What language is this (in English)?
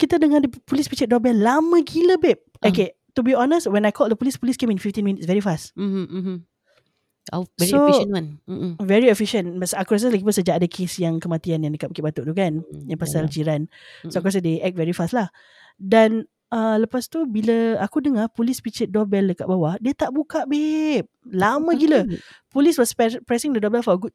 Malay